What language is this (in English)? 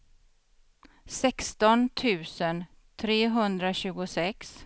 Swedish